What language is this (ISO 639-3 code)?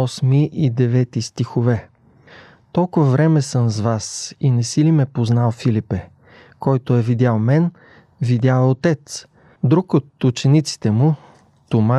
bul